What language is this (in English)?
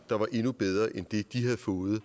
Danish